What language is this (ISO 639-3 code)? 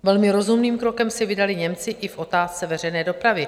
ces